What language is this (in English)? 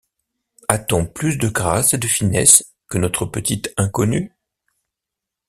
French